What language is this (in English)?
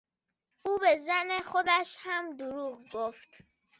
Persian